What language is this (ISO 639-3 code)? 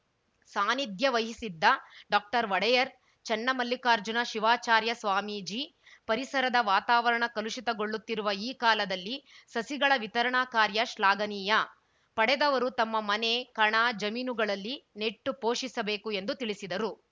kan